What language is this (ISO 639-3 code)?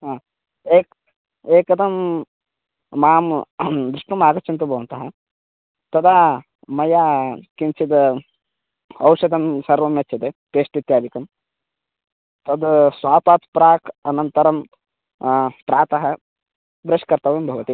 san